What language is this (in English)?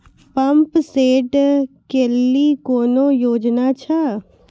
Maithili